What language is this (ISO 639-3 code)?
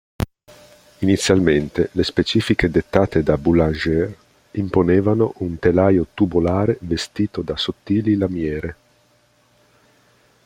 ita